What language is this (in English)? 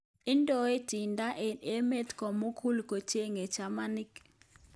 Kalenjin